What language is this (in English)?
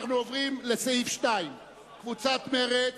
Hebrew